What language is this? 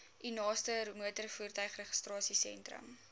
Afrikaans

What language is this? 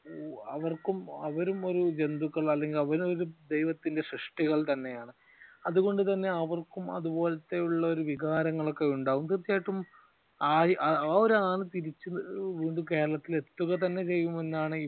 Malayalam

